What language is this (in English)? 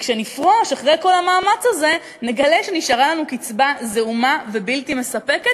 Hebrew